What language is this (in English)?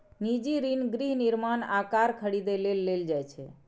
Maithili